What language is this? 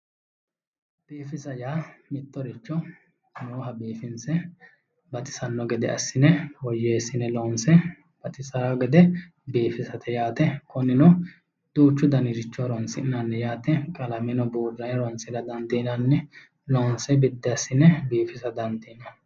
Sidamo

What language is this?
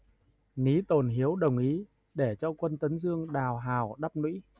Vietnamese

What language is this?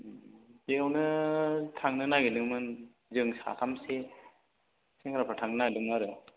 Bodo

